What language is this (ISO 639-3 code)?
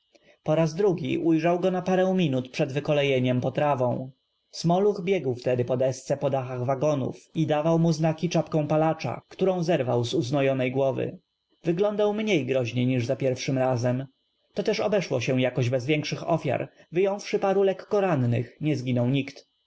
pol